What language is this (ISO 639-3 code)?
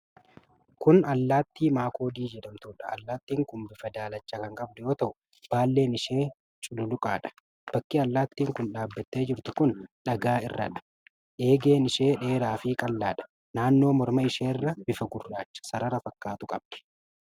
orm